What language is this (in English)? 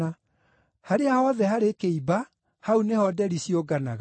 Kikuyu